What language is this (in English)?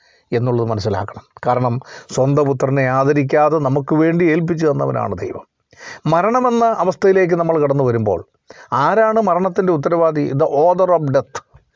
Malayalam